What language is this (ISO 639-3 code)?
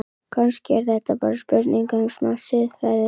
isl